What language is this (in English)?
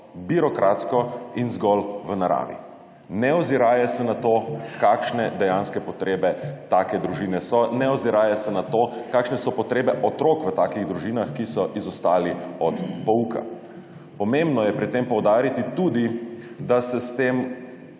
Slovenian